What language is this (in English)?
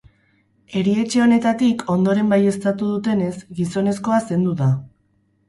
Basque